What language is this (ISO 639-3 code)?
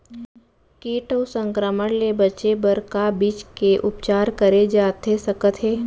hne